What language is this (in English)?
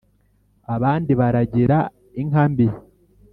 Kinyarwanda